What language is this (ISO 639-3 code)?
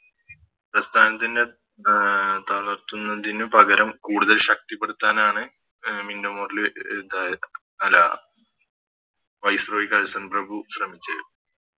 mal